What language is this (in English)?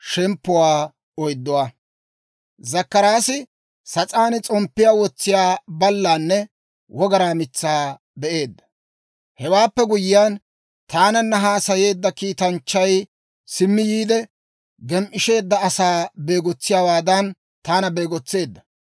Dawro